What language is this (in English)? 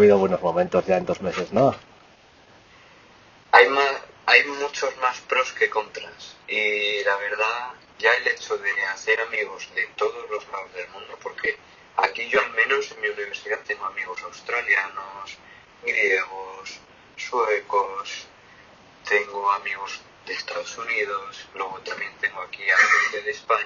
Spanish